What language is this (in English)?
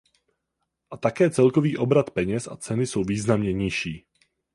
Czech